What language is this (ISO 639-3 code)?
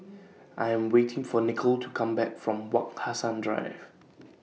eng